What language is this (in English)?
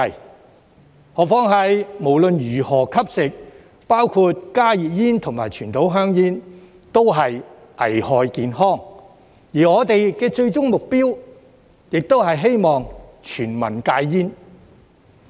Cantonese